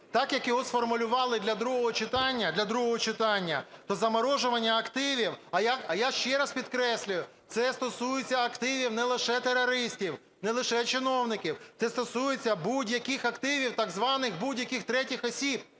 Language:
Ukrainian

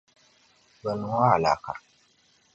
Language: Dagbani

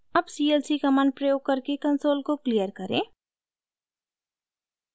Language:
Hindi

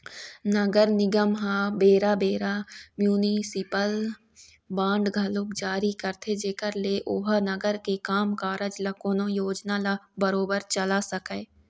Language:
Chhattisgarhi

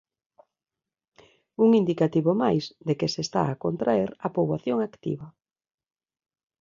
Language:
Galician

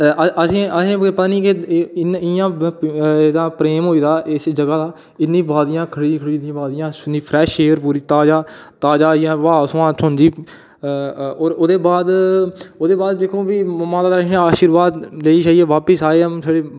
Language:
Dogri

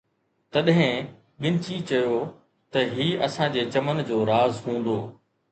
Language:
Sindhi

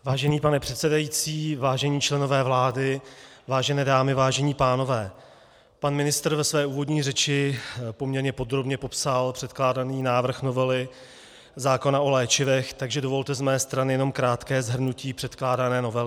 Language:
Czech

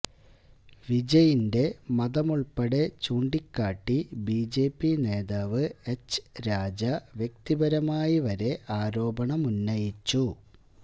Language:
Malayalam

